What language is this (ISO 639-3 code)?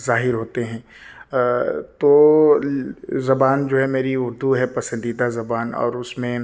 urd